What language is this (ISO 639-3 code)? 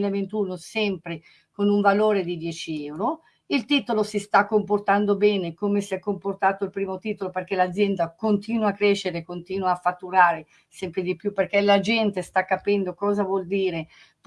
ita